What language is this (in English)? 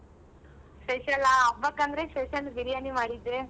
Kannada